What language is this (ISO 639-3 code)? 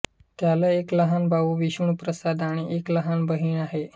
mar